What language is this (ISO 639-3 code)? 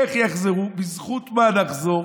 heb